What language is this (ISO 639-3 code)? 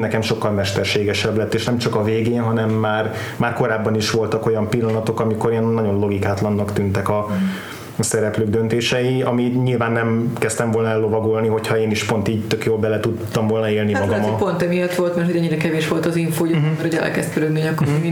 hun